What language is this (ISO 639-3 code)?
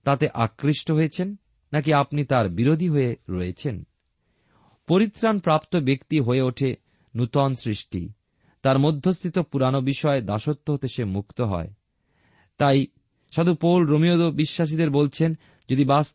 ben